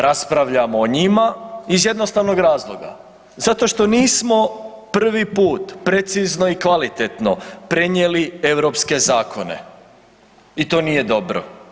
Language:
Croatian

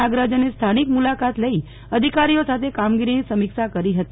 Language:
Gujarati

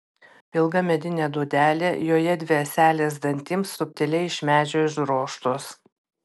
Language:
Lithuanian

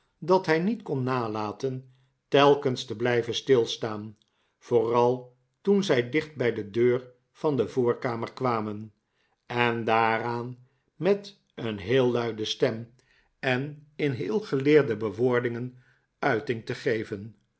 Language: Dutch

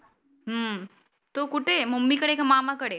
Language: Marathi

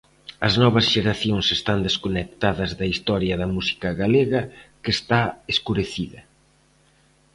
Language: Galician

